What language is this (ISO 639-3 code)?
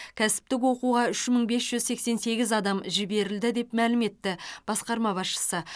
kaz